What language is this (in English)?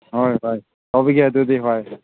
Manipuri